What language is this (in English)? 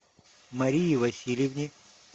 Russian